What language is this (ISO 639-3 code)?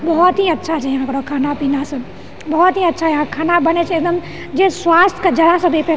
mai